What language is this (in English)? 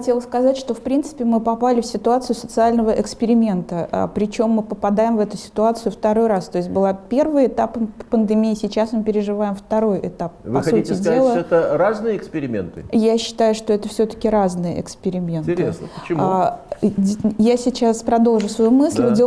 Russian